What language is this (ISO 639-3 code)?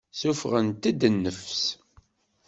kab